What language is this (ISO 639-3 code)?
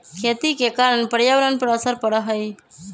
mag